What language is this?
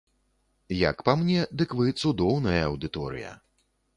Belarusian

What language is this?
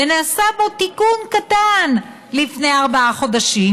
Hebrew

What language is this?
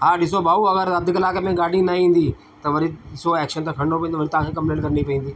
Sindhi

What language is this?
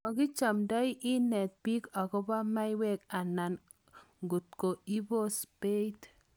Kalenjin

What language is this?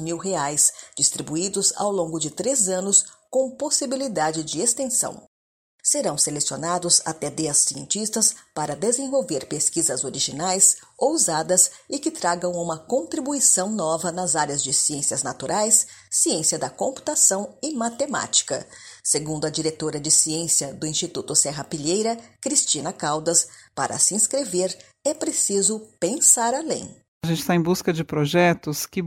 Portuguese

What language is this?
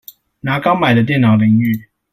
Chinese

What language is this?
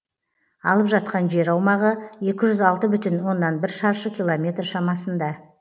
Kazakh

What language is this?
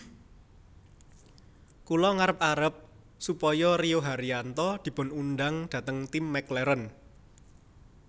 Javanese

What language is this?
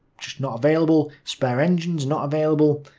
English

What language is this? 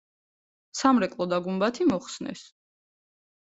Georgian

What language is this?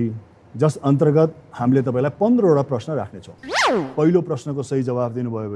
Nepali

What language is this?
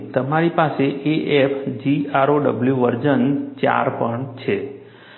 Gujarati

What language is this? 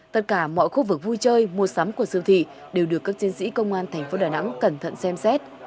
Vietnamese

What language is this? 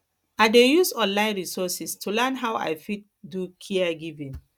Nigerian Pidgin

